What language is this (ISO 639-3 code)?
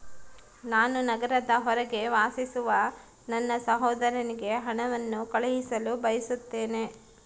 kan